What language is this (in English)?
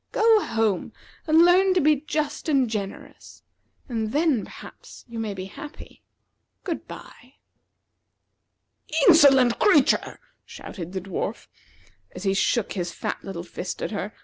English